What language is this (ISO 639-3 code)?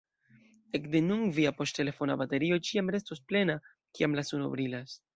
epo